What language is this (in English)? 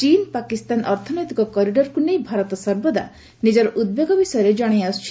Odia